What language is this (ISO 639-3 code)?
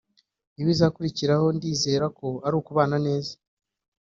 kin